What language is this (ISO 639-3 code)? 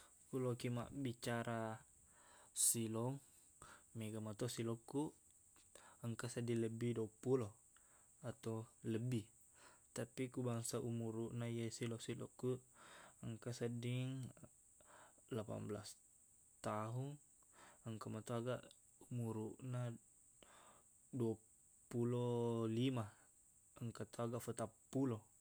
bug